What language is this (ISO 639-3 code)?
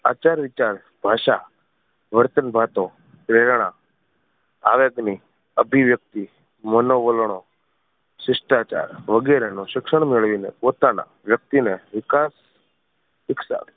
guj